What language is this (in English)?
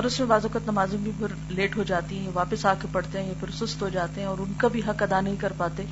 Urdu